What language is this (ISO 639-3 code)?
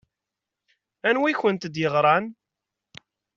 kab